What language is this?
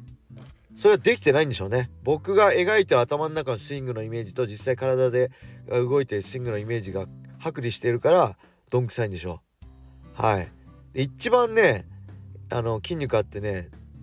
Japanese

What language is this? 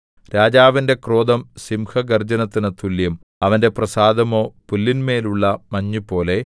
Malayalam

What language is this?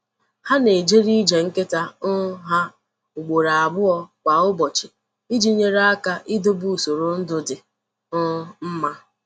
Igbo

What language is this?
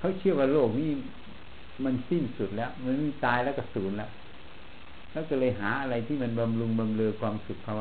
Thai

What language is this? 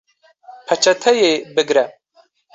Kurdish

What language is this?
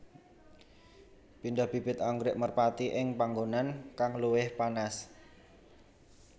Javanese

